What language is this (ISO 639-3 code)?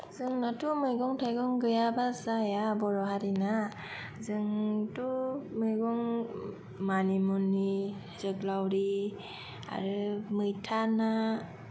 brx